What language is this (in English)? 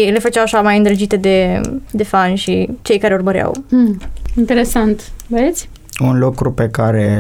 Romanian